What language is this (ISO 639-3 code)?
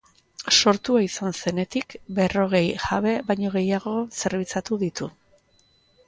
eus